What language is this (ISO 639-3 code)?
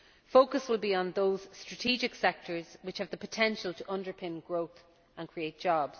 eng